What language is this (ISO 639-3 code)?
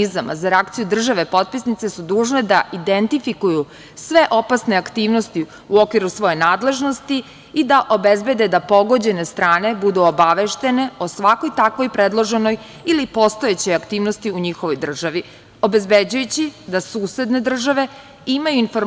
srp